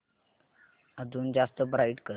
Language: Marathi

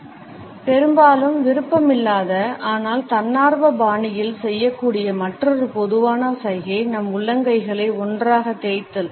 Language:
Tamil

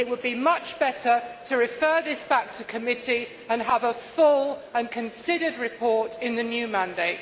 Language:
English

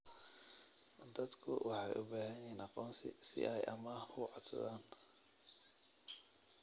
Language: Somali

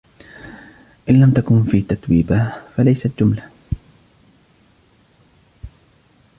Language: Arabic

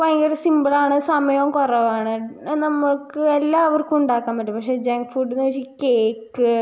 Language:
Malayalam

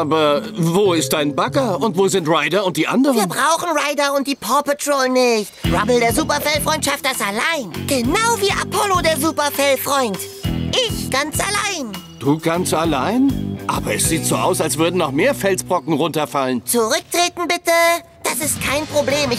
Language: German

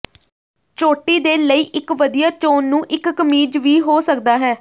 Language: Punjabi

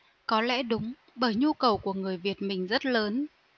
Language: Vietnamese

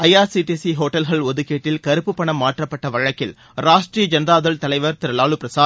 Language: Tamil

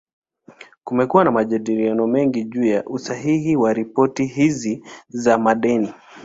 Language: Swahili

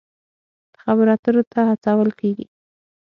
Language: Pashto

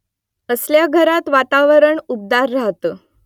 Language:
Marathi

